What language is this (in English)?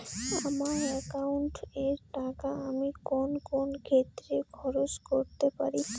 Bangla